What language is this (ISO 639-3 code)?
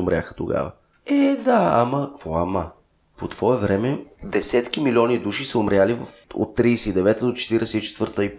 bul